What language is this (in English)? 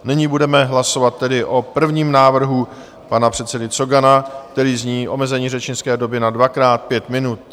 Czech